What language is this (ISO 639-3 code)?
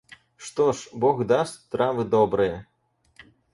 rus